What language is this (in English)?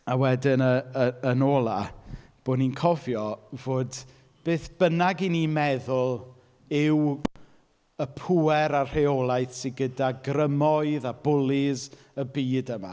Welsh